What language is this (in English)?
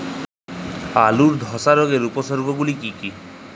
Bangla